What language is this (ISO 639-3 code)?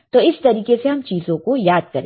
hin